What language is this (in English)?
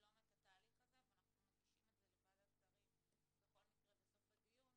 Hebrew